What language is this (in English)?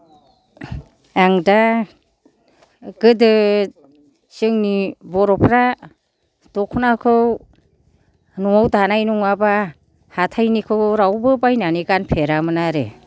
Bodo